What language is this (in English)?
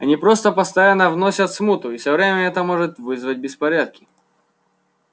Russian